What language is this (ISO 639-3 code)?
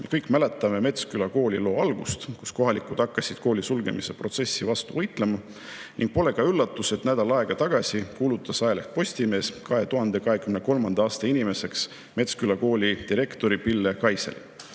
est